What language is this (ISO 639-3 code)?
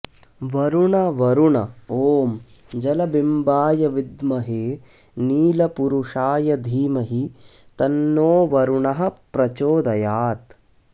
san